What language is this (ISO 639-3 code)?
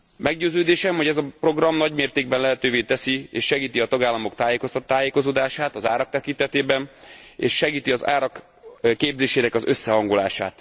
hun